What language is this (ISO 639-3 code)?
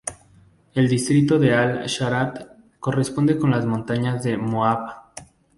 spa